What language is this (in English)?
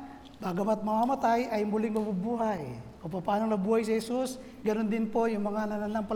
Filipino